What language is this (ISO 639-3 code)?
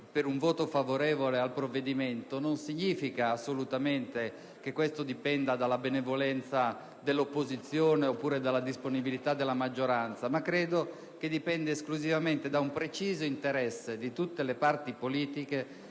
ita